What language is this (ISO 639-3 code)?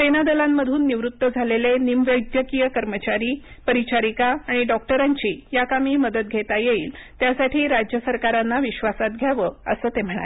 mar